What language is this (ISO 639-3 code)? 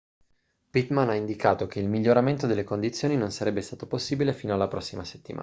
ita